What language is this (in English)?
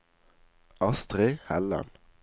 Norwegian